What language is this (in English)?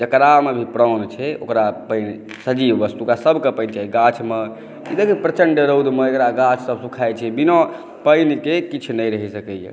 Maithili